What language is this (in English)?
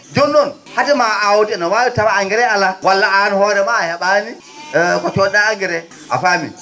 Fula